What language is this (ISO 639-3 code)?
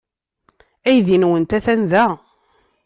kab